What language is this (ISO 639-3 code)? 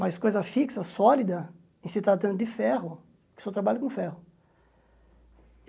por